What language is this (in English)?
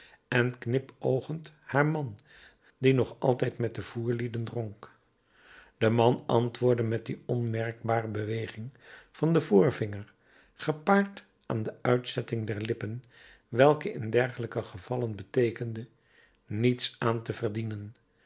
Dutch